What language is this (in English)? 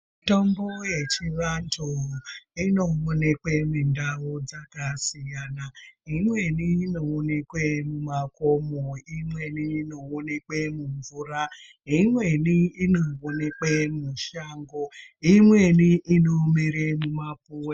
Ndau